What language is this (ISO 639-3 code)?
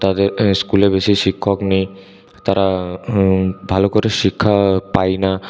ben